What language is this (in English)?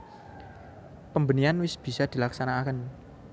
Javanese